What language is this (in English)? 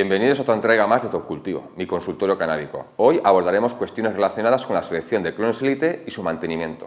Spanish